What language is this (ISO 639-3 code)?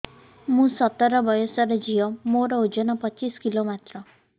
ori